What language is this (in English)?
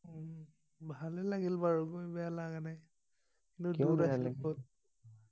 Assamese